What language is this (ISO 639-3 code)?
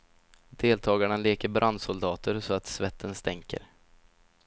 swe